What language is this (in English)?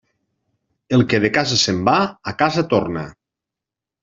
Catalan